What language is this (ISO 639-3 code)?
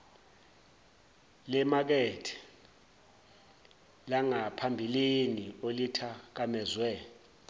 zul